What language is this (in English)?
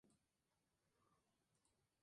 Spanish